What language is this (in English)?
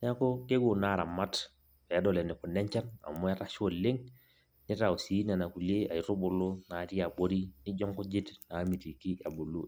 Masai